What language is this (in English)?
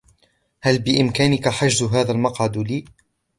Arabic